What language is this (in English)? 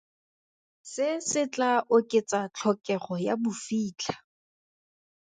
Tswana